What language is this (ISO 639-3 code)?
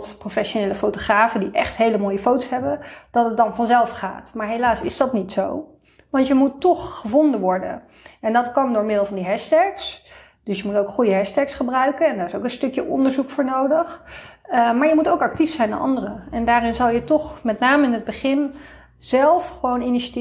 nld